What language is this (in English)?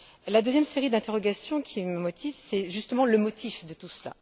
French